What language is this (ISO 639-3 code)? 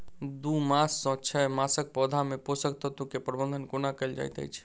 mai